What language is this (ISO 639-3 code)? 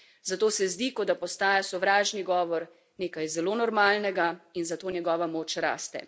slv